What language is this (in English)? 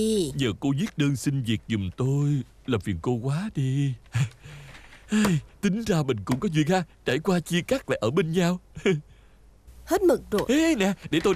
Vietnamese